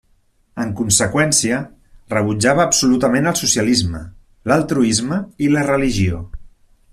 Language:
Catalan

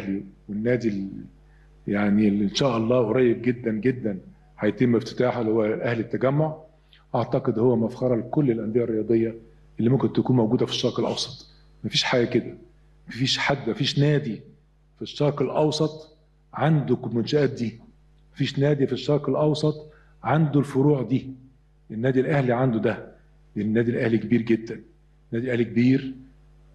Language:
Arabic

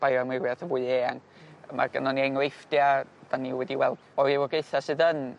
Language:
Welsh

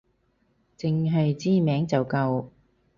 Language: Cantonese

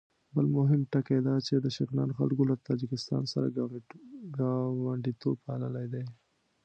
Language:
Pashto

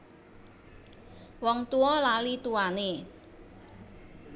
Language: Javanese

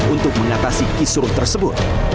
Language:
Indonesian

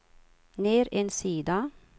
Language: Swedish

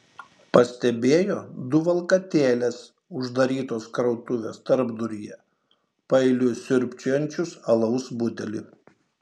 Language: Lithuanian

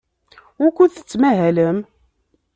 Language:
Kabyle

